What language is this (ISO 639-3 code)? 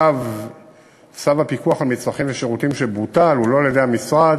heb